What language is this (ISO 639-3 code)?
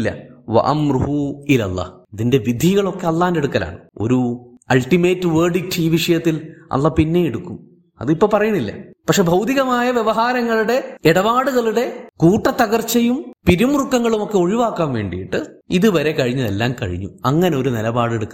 mal